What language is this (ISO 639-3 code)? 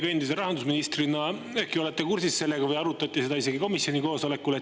est